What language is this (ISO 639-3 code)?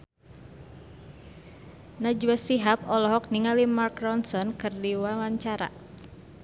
sun